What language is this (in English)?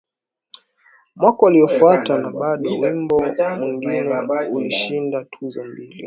Swahili